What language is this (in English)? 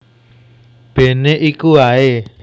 Javanese